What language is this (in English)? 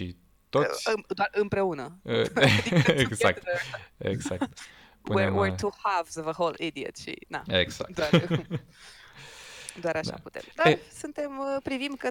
Romanian